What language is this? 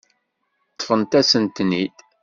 Kabyle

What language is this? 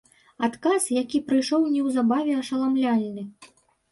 Belarusian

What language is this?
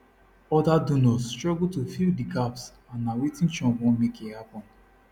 Nigerian Pidgin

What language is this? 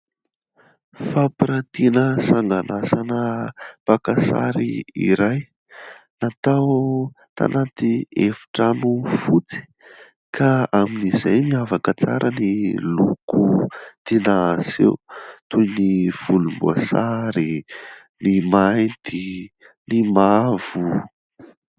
Malagasy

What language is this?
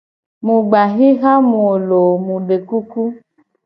Gen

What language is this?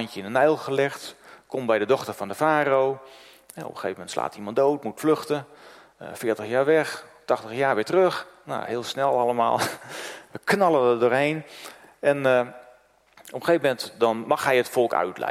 Dutch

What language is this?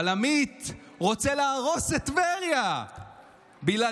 Hebrew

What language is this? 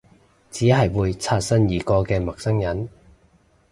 Cantonese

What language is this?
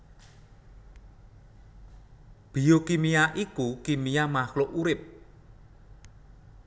Javanese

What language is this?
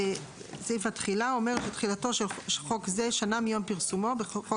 Hebrew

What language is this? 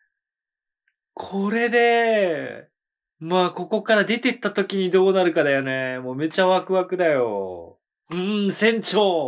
Japanese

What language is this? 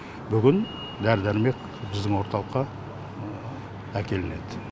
Kazakh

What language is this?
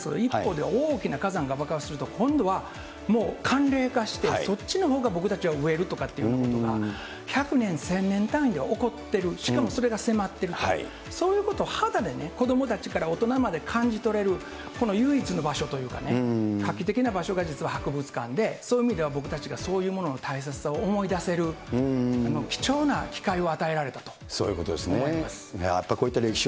Japanese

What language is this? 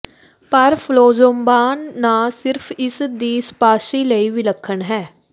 Punjabi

